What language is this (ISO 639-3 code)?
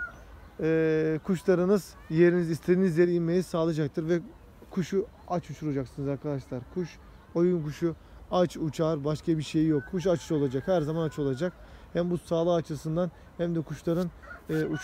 tur